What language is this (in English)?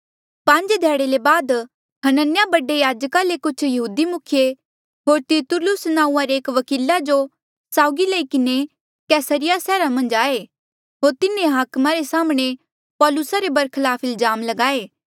Mandeali